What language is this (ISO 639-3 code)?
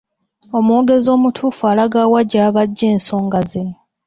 lug